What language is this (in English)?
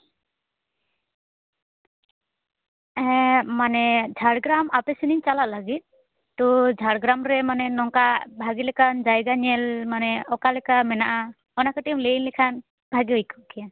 Santali